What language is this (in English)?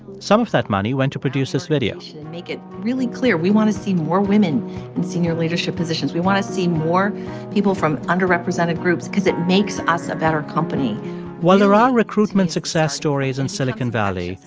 English